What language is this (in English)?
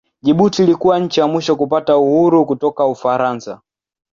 Swahili